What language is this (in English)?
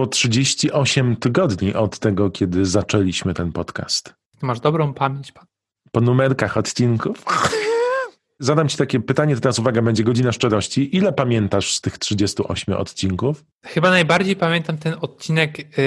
Polish